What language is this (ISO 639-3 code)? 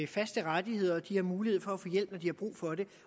dan